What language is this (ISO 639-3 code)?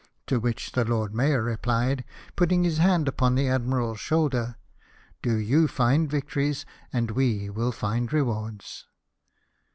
eng